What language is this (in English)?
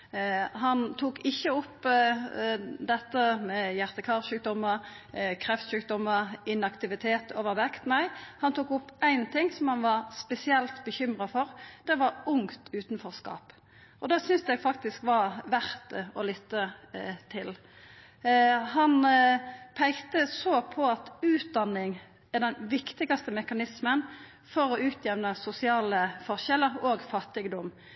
Norwegian Nynorsk